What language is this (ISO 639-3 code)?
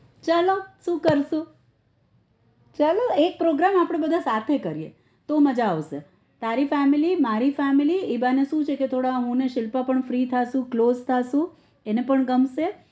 guj